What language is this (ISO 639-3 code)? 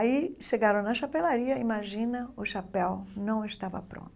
por